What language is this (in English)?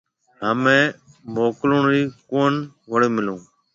Marwari (Pakistan)